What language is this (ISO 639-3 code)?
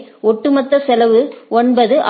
tam